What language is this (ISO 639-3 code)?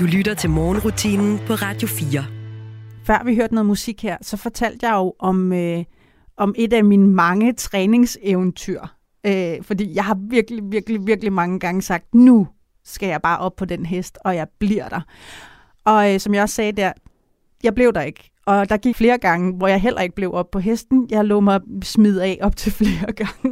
dan